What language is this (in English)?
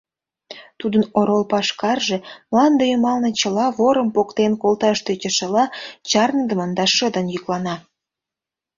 Mari